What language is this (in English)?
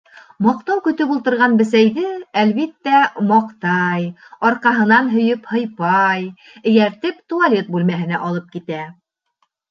Bashkir